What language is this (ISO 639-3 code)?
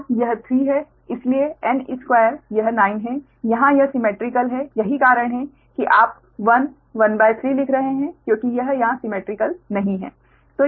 hin